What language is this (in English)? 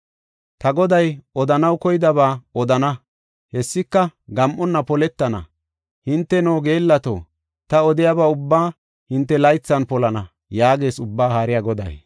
Gofa